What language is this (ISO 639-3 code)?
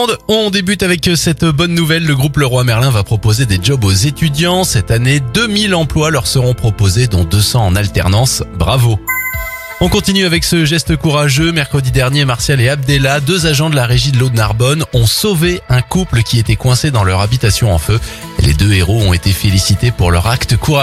fra